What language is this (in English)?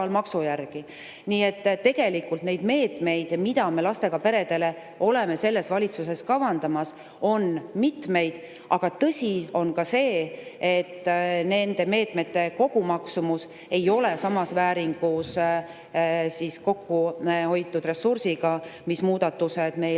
Estonian